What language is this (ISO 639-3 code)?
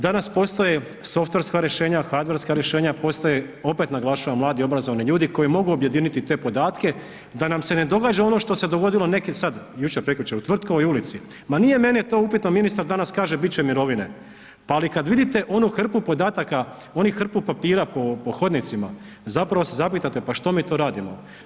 hrv